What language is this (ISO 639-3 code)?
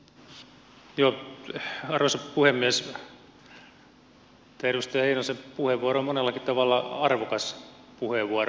fin